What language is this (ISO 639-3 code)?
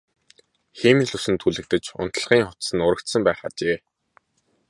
mon